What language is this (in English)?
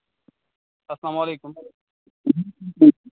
Kashmiri